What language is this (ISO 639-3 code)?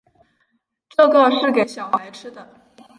zho